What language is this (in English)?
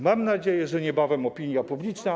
Polish